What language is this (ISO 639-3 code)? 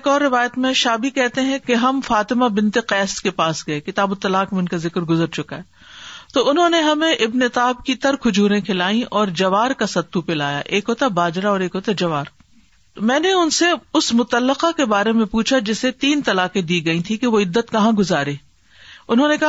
urd